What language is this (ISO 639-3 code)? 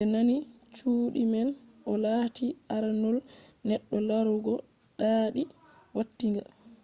ful